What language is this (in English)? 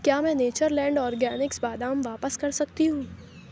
Urdu